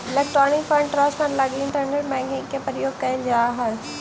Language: Magahi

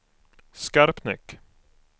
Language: Swedish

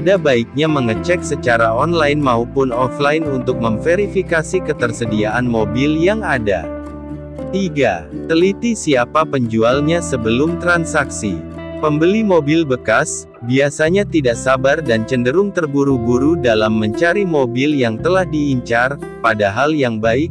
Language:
Indonesian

